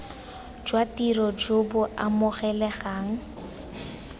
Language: Tswana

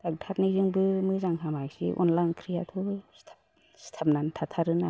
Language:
Bodo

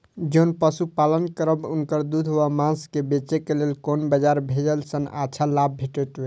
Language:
Maithili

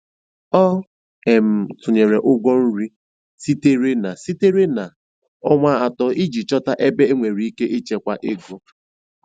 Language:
Igbo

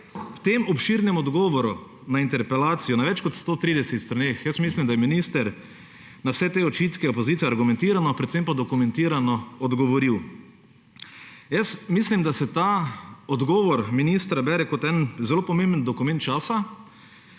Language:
Slovenian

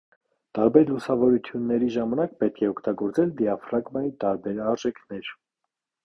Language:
Armenian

